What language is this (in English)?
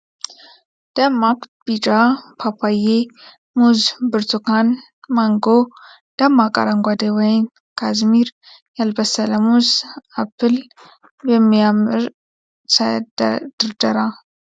Amharic